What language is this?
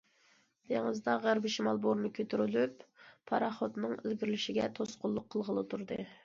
Uyghur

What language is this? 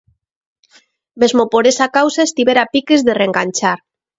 Galician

